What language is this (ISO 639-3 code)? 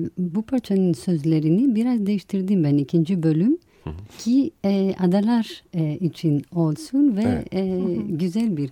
tur